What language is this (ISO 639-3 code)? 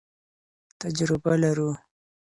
pus